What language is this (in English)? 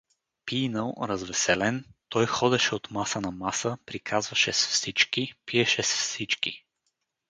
Bulgarian